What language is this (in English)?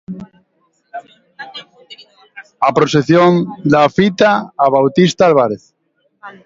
Galician